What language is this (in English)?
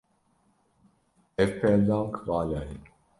Kurdish